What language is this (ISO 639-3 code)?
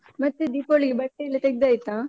kan